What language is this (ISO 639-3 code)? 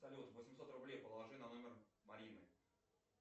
rus